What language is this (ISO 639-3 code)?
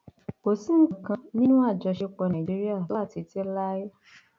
yor